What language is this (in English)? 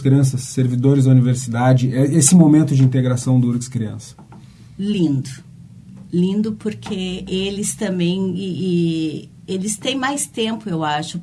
Portuguese